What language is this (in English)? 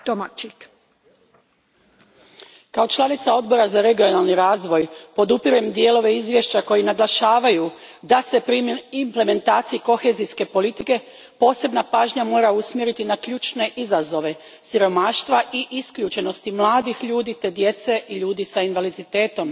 Croatian